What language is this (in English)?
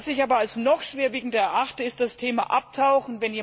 German